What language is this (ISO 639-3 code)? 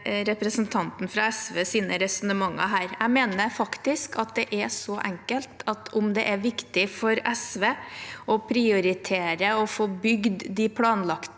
nor